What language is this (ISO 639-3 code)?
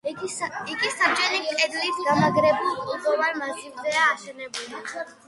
kat